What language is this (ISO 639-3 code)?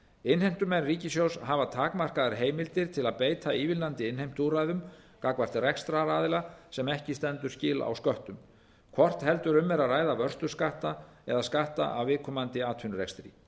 isl